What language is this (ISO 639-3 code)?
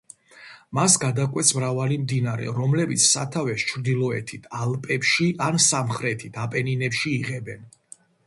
kat